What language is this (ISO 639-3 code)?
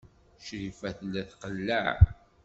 kab